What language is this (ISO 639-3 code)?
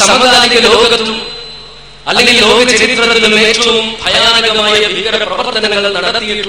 mal